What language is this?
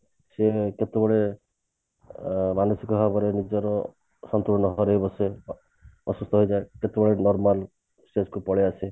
Odia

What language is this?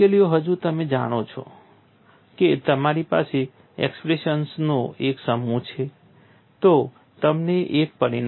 Gujarati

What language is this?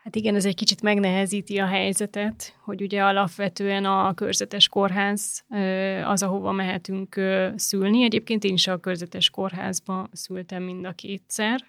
Hungarian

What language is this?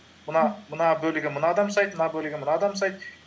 Kazakh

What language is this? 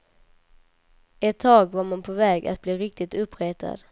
Swedish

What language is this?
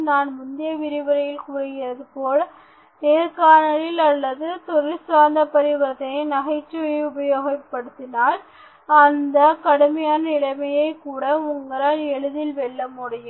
Tamil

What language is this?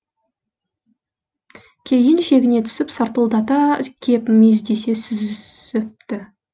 Kazakh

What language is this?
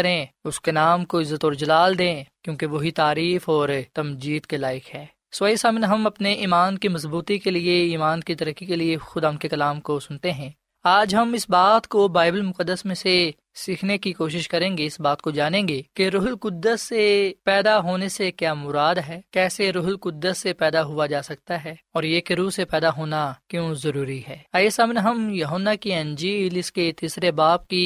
Urdu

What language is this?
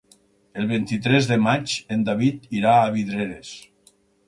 Catalan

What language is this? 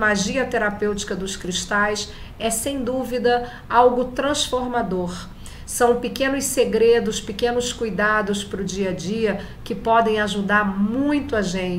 Portuguese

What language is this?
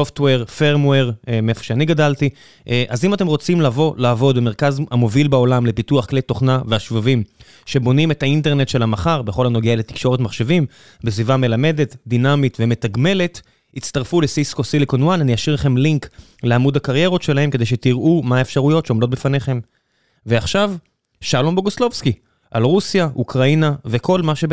Hebrew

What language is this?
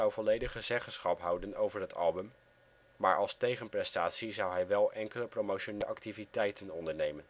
Dutch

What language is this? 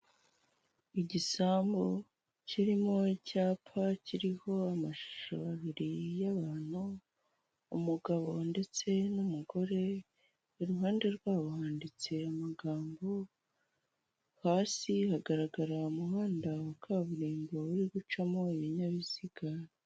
Kinyarwanda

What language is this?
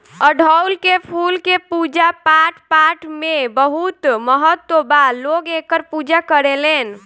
Bhojpuri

